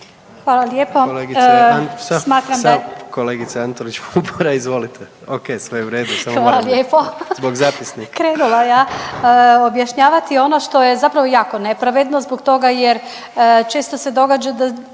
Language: Croatian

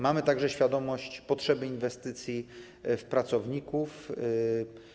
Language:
Polish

